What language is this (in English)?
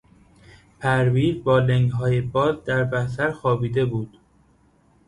Persian